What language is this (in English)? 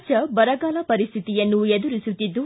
Kannada